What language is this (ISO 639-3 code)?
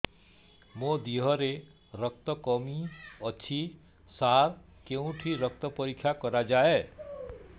ori